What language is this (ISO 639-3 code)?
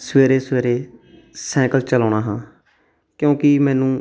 pan